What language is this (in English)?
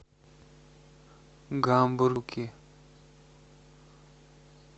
Russian